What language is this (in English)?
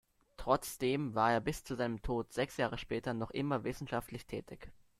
German